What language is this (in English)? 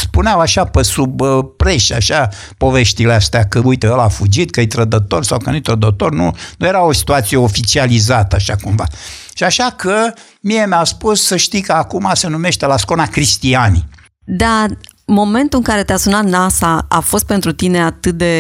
Romanian